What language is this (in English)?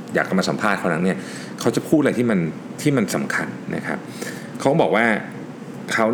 Thai